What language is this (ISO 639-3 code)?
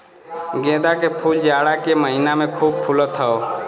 bho